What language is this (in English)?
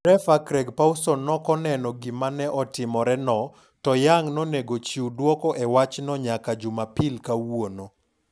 Luo (Kenya and Tanzania)